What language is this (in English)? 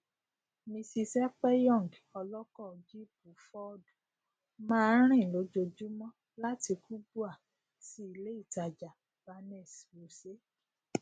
Yoruba